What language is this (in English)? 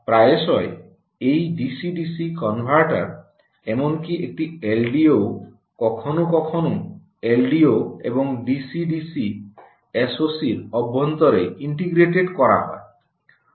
Bangla